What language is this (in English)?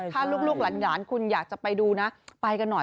Thai